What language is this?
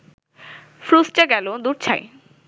Bangla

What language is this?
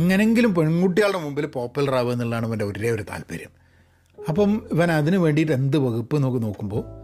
Malayalam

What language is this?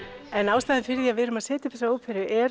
Icelandic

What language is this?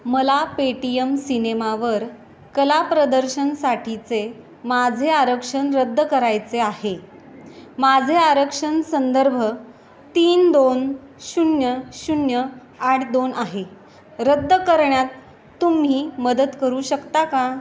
Marathi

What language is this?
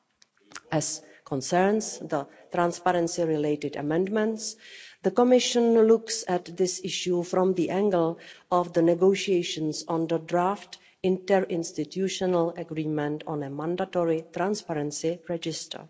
English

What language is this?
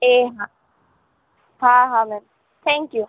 Gujarati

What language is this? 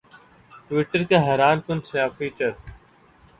Urdu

